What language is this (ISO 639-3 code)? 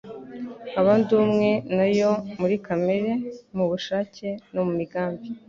kin